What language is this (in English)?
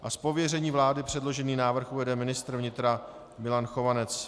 Czech